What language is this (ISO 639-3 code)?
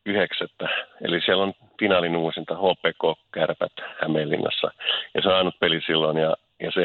fin